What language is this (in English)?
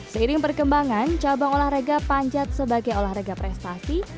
Indonesian